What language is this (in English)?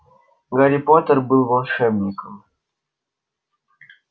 Russian